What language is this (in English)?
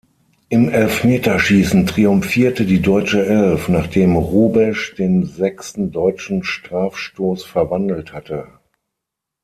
German